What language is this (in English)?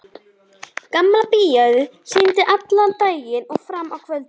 Icelandic